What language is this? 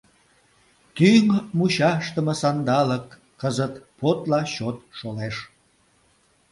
Mari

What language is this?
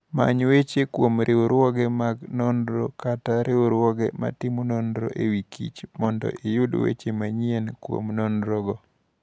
Luo (Kenya and Tanzania)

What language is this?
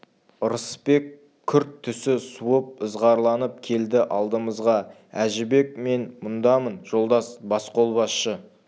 Kazakh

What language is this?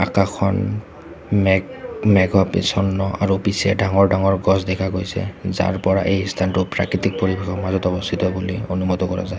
Assamese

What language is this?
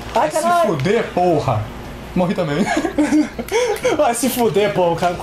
Portuguese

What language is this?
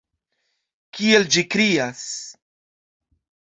Esperanto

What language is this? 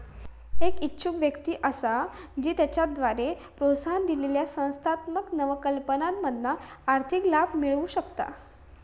Marathi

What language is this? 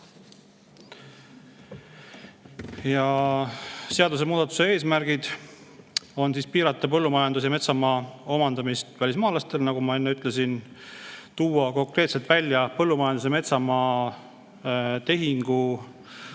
Estonian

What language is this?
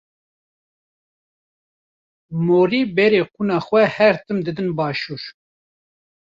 Kurdish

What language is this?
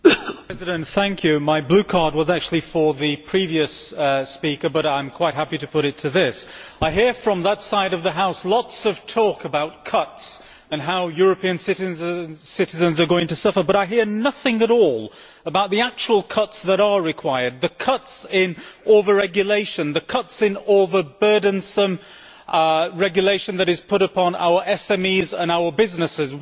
English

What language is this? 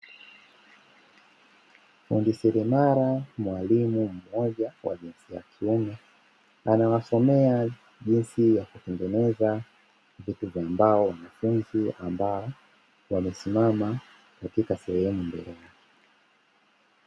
Swahili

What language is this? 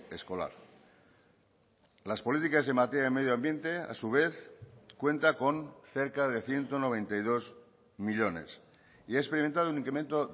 Spanish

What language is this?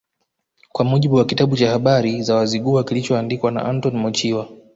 Swahili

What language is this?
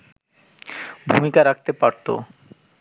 Bangla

